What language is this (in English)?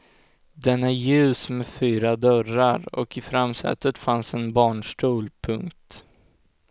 Swedish